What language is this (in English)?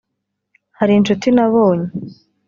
Kinyarwanda